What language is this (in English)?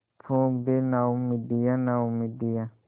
Hindi